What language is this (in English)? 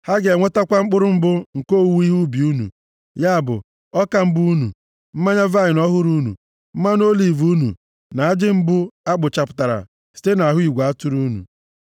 Igbo